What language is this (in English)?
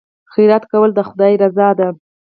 Pashto